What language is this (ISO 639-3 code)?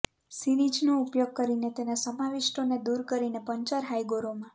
guj